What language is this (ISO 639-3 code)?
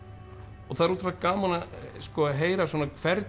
isl